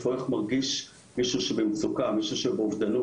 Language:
Hebrew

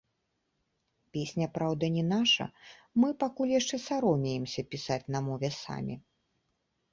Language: Belarusian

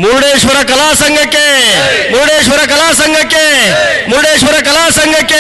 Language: Kannada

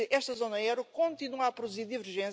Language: German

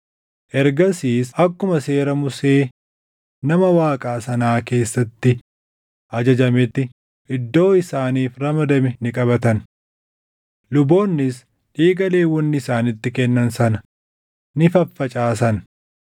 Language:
Oromo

